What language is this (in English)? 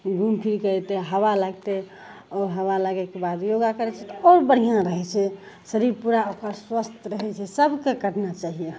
Maithili